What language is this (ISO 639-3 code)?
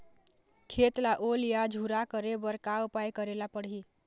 hne